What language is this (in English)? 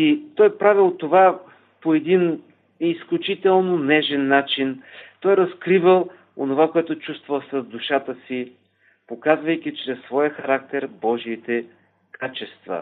Bulgarian